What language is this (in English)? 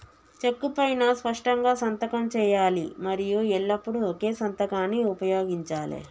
Telugu